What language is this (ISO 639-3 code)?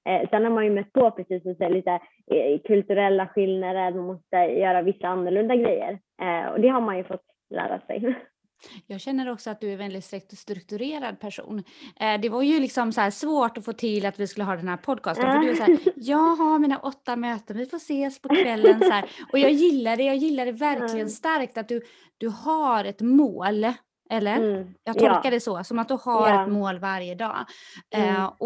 swe